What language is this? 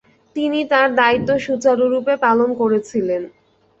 Bangla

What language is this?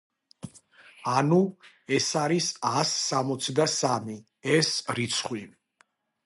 Georgian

